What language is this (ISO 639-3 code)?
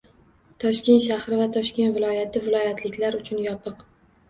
uzb